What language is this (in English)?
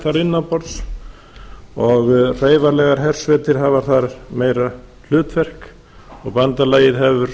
Icelandic